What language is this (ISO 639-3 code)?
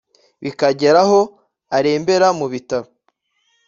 kin